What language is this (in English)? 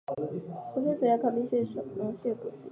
Chinese